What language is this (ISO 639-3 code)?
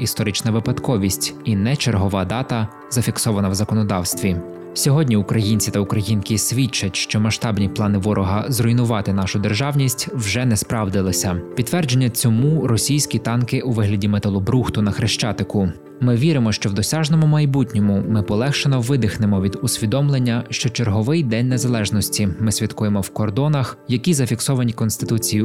ukr